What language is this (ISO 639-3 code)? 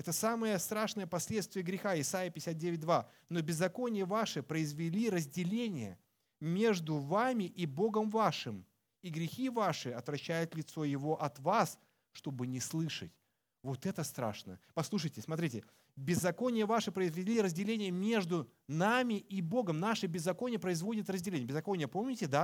rus